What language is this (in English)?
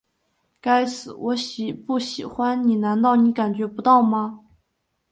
Chinese